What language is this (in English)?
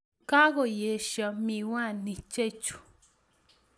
Kalenjin